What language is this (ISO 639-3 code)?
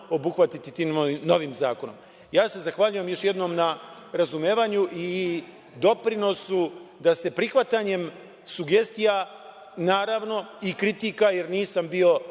srp